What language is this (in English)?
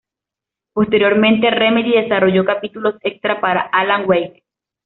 Spanish